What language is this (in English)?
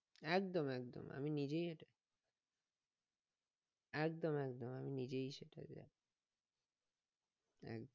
Bangla